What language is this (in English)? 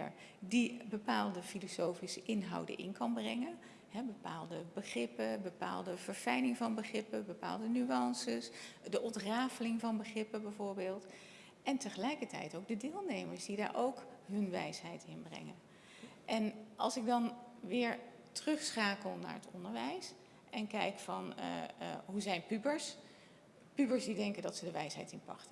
Dutch